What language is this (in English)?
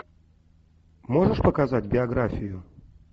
Russian